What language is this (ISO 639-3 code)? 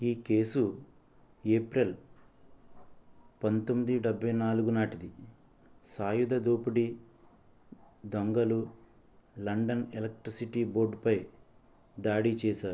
tel